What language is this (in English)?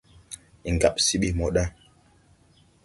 Tupuri